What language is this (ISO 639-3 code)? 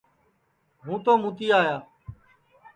ssi